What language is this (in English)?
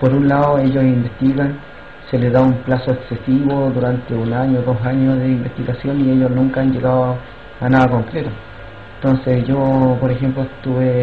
Spanish